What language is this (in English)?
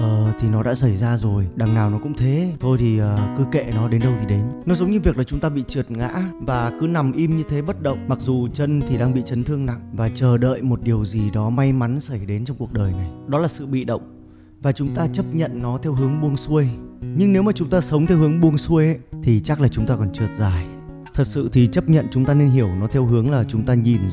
Vietnamese